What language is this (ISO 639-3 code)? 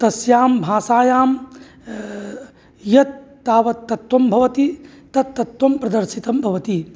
san